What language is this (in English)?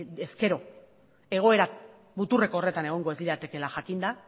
Basque